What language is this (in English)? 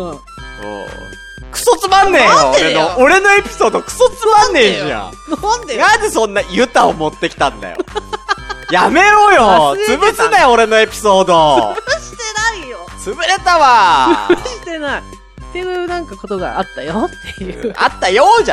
Japanese